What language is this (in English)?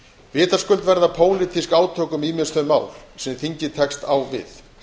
Icelandic